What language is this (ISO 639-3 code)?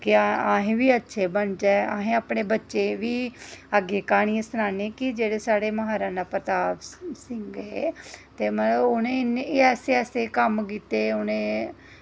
doi